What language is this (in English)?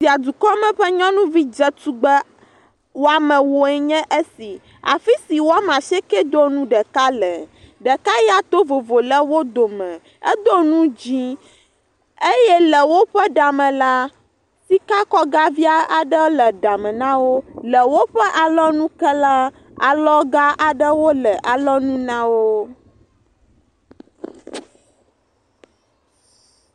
Ewe